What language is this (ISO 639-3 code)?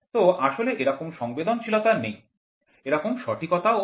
ben